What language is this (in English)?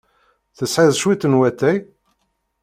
Kabyle